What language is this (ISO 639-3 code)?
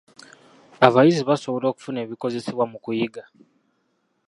lug